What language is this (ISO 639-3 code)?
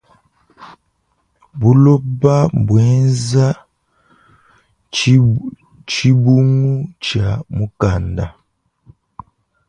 lua